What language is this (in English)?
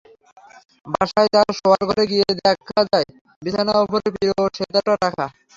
Bangla